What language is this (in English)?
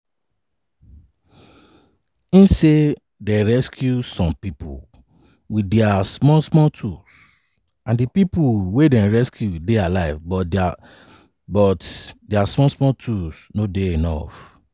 Nigerian Pidgin